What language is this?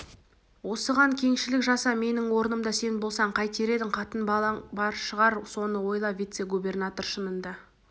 Kazakh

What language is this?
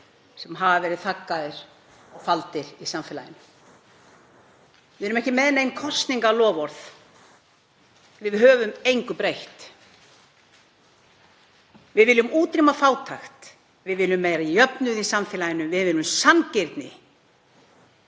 Icelandic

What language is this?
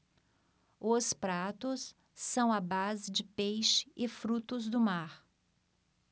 Portuguese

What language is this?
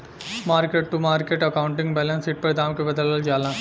Bhojpuri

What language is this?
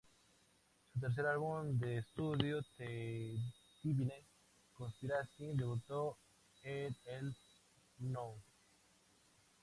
Spanish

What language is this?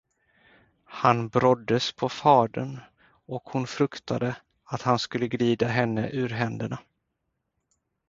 Swedish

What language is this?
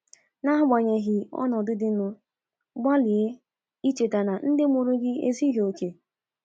Igbo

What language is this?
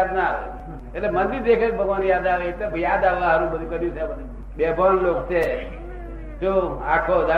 Gujarati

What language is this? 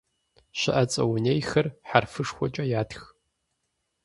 Kabardian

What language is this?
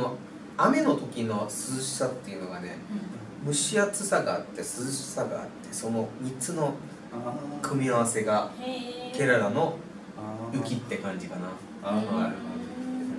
Japanese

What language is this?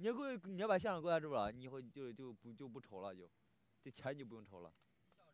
Chinese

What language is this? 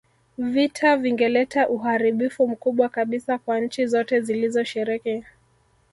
Swahili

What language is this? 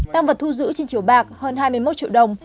Vietnamese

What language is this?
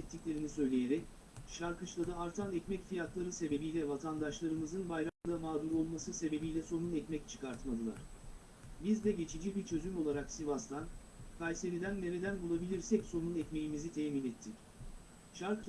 Turkish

